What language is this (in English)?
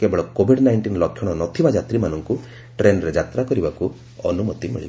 Odia